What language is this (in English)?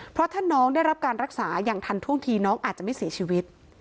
Thai